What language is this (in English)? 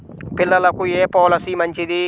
Telugu